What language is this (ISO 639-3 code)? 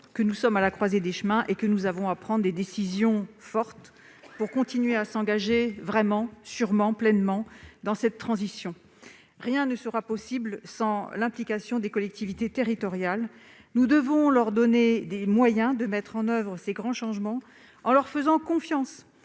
fra